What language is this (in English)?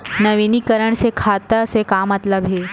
Chhattisgarhi